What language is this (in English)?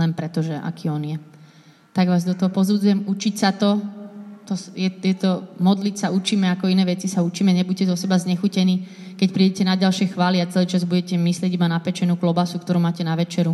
Slovak